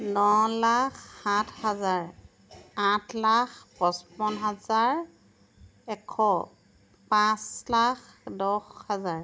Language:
Assamese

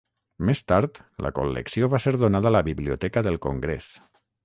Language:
Catalan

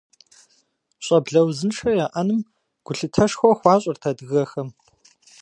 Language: Kabardian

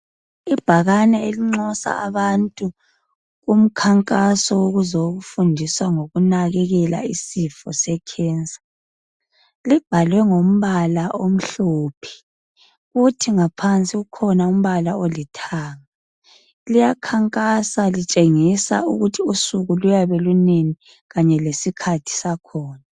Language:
North Ndebele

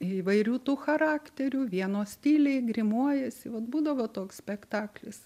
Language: Lithuanian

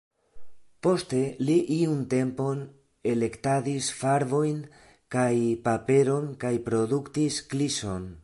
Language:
Esperanto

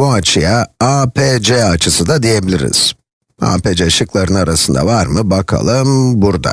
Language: Turkish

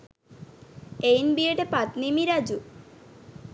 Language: Sinhala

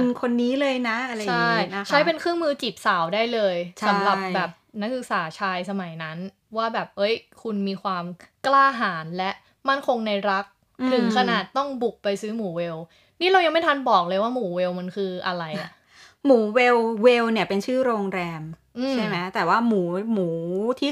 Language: Thai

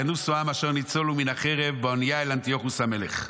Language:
Hebrew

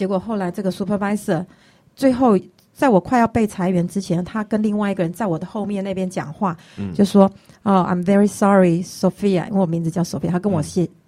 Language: Chinese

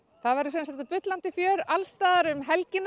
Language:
Icelandic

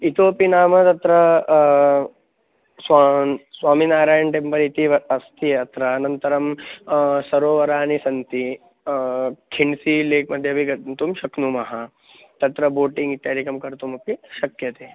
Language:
Sanskrit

